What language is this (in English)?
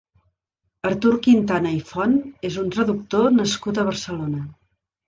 Catalan